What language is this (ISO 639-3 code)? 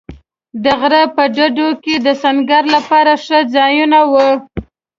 pus